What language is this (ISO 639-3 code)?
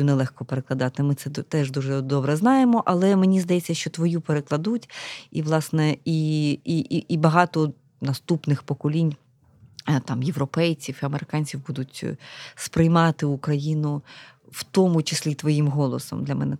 ukr